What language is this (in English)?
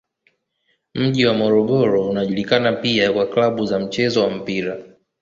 Swahili